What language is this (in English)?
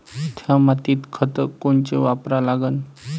Marathi